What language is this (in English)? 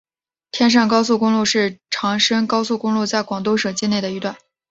Chinese